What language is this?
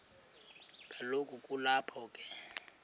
Xhosa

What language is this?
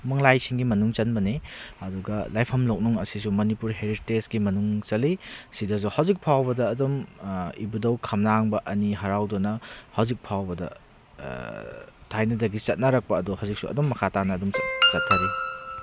Manipuri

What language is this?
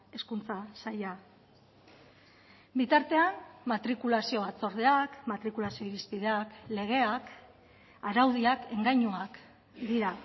Basque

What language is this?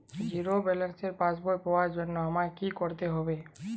Bangla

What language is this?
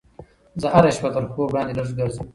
Pashto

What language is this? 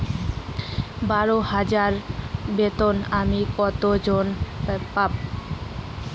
Bangla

